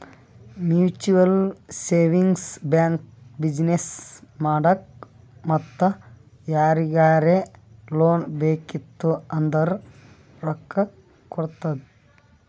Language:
Kannada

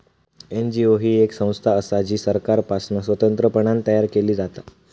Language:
Marathi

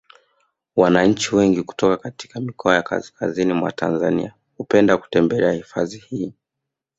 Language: Swahili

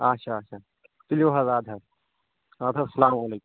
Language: Kashmiri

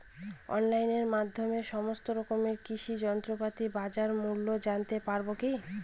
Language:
Bangla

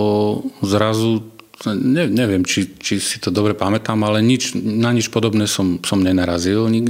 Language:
Slovak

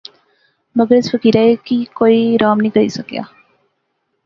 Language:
Pahari-Potwari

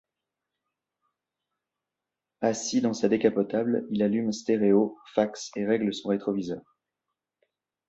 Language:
French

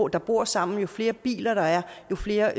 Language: Danish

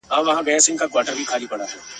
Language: Pashto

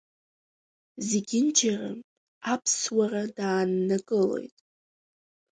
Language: Abkhazian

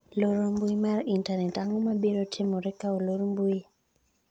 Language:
Luo (Kenya and Tanzania)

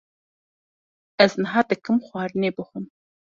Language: Kurdish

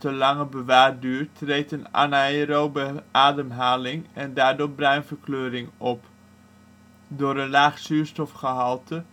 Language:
Dutch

